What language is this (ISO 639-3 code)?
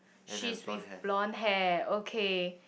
eng